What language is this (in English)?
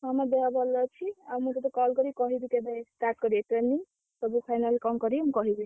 Odia